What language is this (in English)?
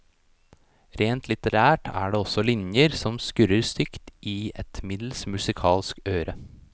Norwegian